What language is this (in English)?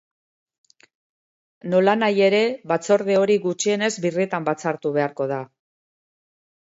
Basque